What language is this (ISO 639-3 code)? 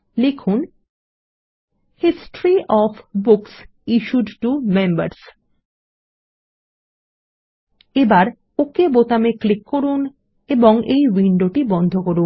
ben